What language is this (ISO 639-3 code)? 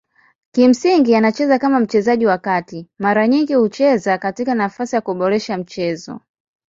swa